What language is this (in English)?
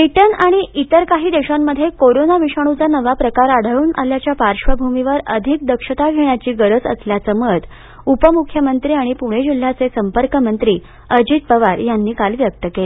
Marathi